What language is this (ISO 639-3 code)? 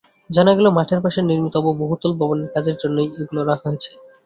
ben